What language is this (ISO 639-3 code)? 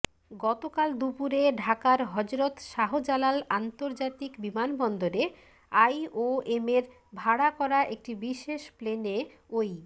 ben